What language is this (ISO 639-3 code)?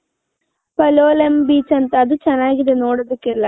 kan